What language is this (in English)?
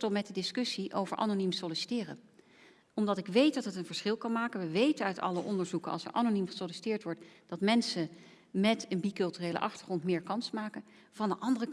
Dutch